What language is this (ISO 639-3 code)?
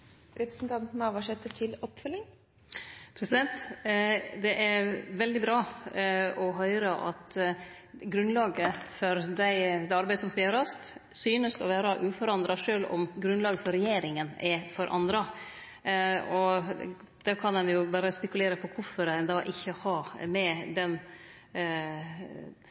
nno